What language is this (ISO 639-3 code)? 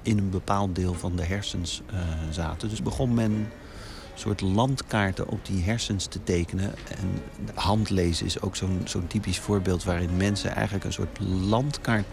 nld